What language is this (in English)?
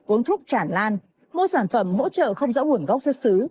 Vietnamese